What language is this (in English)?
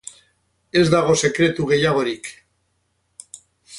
Basque